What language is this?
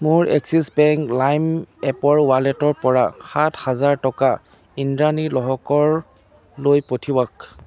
Assamese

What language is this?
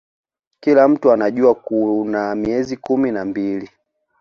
Swahili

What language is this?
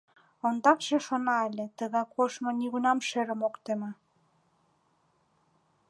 Mari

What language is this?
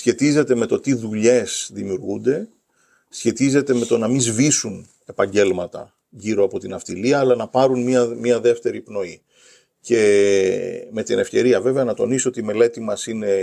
Greek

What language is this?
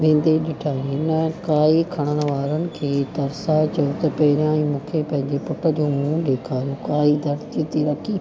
Sindhi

